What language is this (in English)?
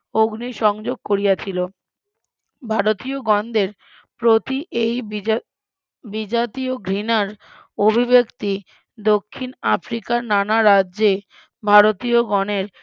Bangla